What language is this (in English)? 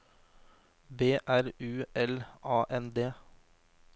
Norwegian